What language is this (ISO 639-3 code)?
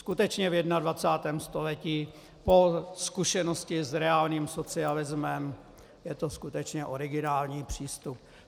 ces